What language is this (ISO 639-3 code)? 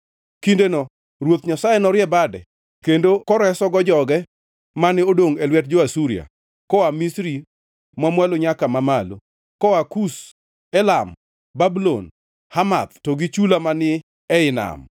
luo